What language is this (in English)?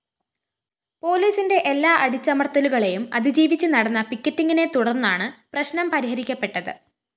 Malayalam